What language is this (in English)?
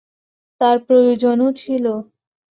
Bangla